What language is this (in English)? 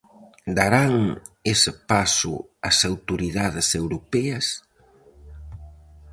Galician